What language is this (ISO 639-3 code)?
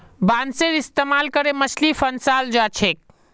mag